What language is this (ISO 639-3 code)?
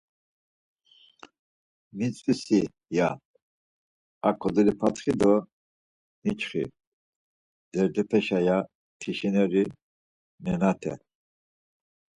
lzz